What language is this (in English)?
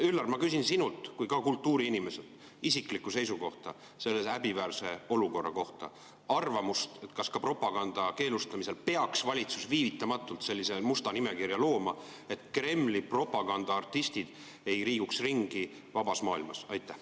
Estonian